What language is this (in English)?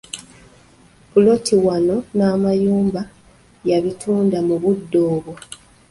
Ganda